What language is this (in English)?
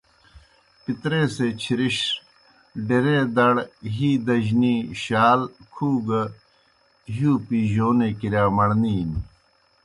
Kohistani Shina